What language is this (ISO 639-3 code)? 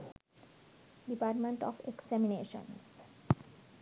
sin